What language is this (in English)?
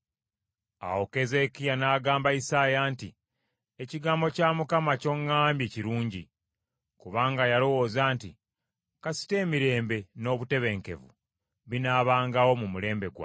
Ganda